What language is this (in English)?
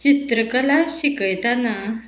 Konkani